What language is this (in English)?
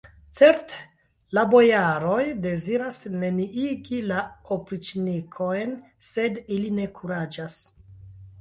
Esperanto